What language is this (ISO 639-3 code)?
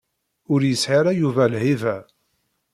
kab